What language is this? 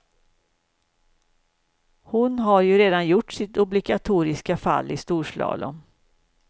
Swedish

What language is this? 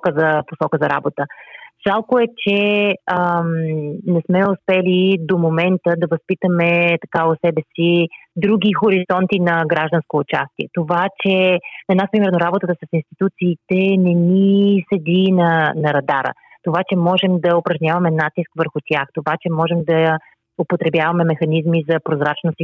Bulgarian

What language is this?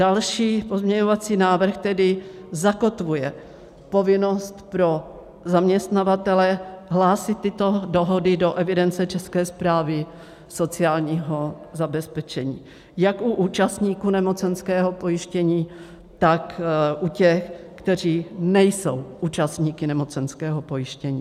Czech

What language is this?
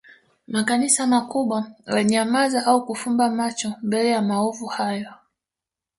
Swahili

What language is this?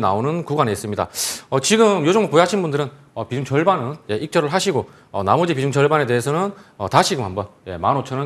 Korean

